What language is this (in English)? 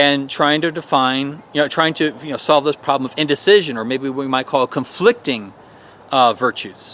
English